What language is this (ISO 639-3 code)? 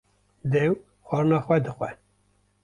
kur